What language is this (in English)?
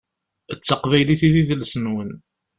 Kabyle